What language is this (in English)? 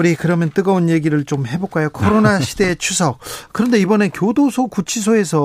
Korean